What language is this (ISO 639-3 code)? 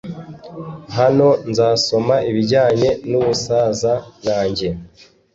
kin